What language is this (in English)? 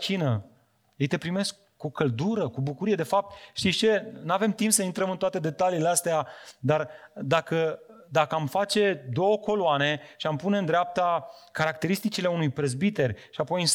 Romanian